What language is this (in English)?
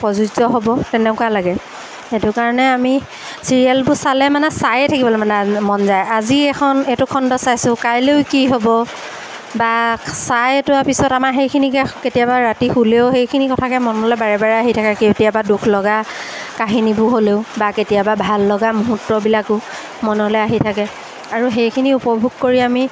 Assamese